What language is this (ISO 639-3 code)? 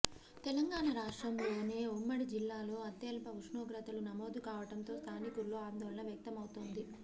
tel